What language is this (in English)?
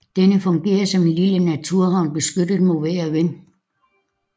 Danish